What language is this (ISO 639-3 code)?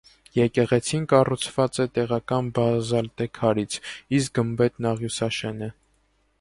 hye